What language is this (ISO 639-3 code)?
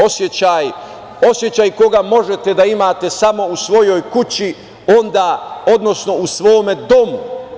srp